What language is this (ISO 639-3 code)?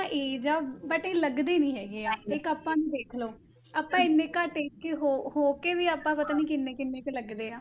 pan